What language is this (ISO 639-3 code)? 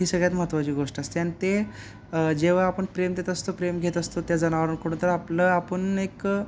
mar